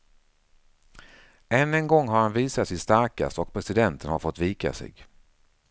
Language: Swedish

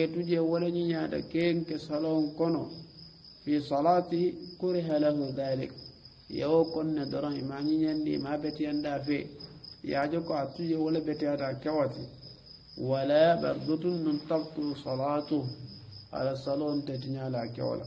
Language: Arabic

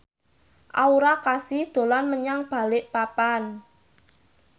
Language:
Javanese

